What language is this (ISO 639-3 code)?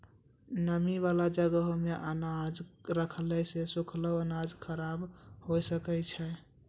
mai